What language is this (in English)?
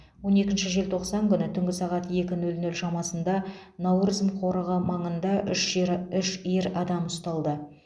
Kazakh